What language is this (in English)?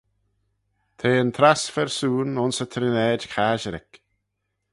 Manx